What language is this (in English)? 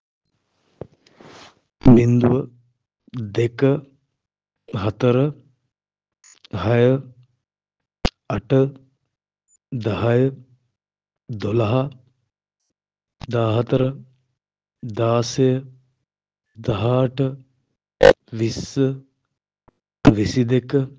Sinhala